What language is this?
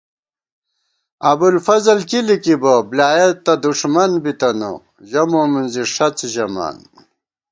Gawar-Bati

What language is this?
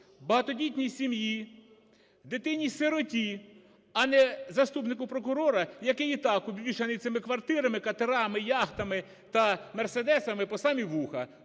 Ukrainian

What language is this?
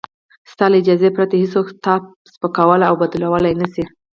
Pashto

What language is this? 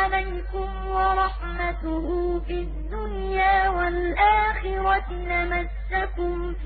Arabic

